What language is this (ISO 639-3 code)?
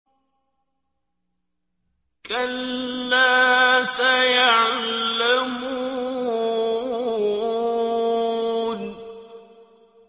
ara